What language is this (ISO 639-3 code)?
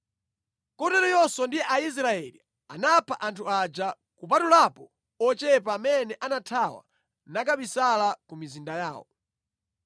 nya